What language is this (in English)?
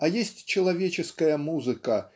Russian